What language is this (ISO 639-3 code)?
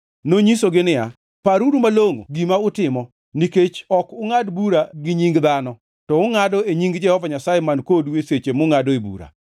luo